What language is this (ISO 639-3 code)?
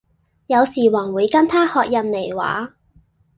yue